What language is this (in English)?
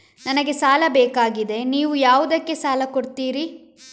Kannada